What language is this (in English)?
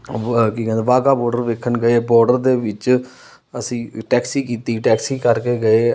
Punjabi